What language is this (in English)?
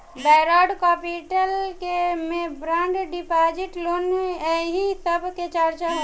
Bhojpuri